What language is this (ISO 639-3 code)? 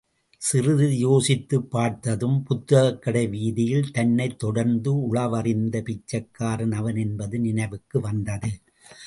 tam